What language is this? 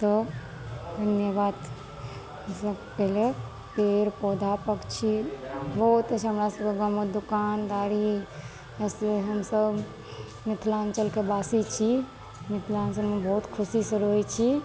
Maithili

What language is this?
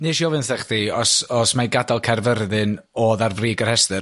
Welsh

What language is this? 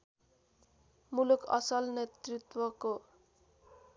Nepali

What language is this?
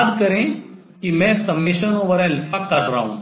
Hindi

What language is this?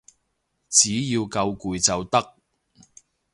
Cantonese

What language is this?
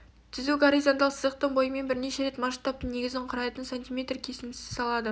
Kazakh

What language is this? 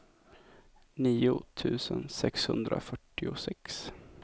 Swedish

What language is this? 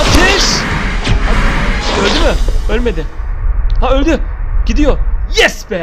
Turkish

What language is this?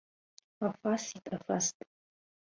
Abkhazian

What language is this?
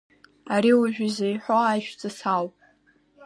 Abkhazian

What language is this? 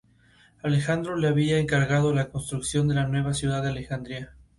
Spanish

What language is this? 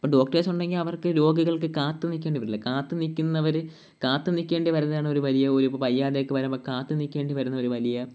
Malayalam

